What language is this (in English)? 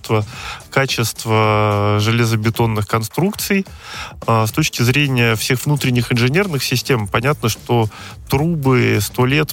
Russian